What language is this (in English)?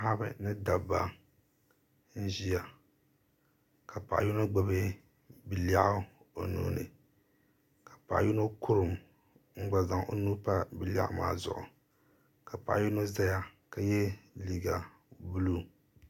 Dagbani